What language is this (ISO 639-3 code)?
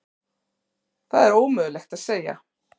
isl